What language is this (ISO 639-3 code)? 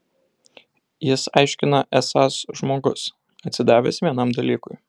lit